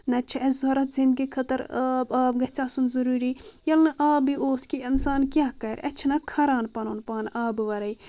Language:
Kashmiri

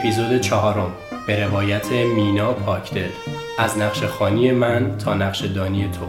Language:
Persian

